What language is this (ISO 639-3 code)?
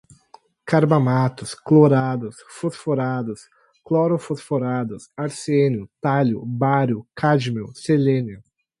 por